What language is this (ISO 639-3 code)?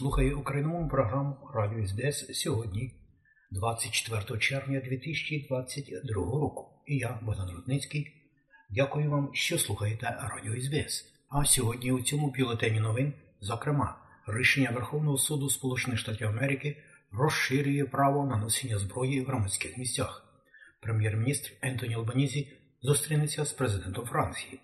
ukr